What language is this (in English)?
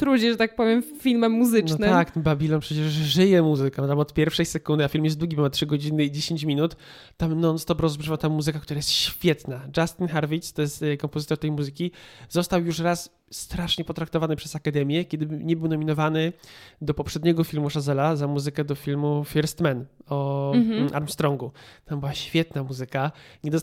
Polish